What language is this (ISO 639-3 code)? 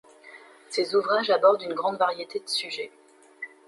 fra